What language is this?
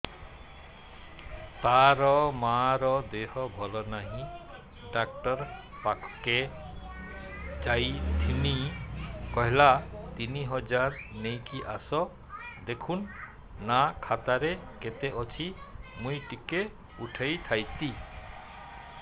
Odia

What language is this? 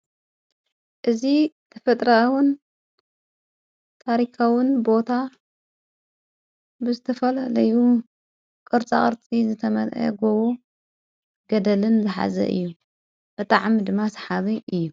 Tigrinya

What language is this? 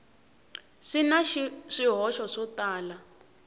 Tsonga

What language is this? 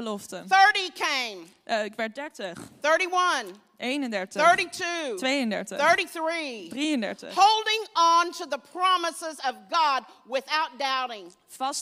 Dutch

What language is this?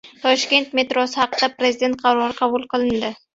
Uzbek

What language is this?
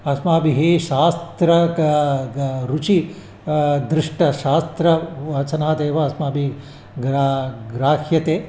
Sanskrit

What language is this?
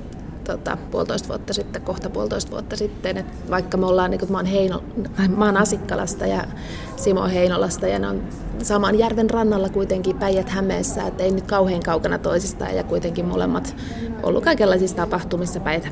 Finnish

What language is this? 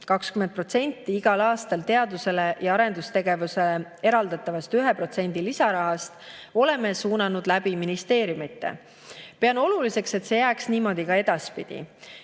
Estonian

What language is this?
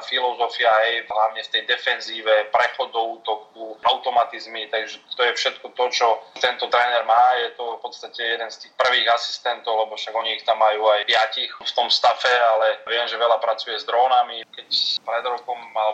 Slovak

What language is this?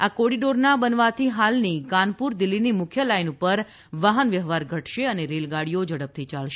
Gujarati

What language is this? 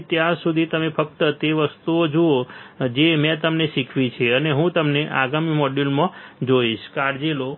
Gujarati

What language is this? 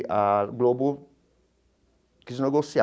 Portuguese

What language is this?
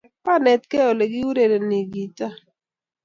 Kalenjin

